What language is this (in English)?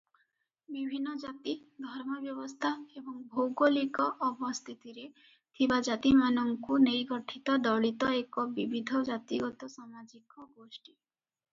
Odia